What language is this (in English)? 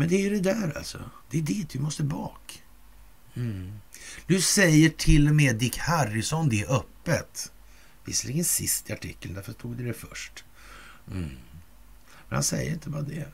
Swedish